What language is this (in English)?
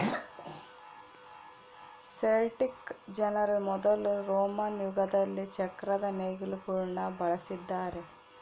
Kannada